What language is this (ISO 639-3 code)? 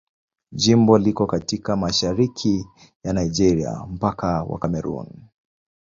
swa